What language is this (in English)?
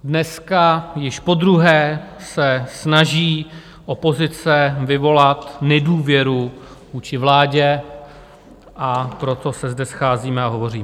Czech